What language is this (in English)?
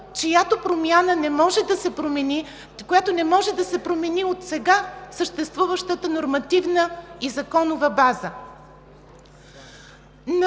Bulgarian